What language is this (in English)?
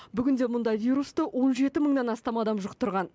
Kazakh